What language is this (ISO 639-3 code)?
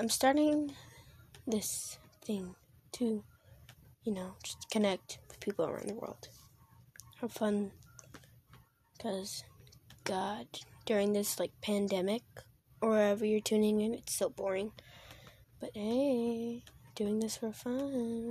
eng